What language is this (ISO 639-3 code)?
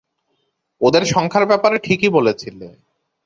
ben